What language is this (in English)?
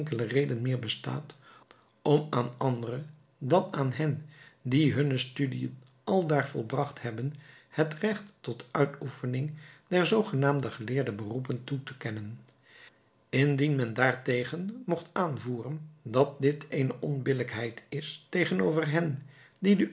Dutch